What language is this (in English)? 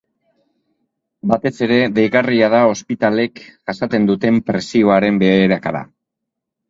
Basque